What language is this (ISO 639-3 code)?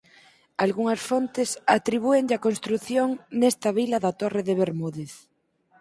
glg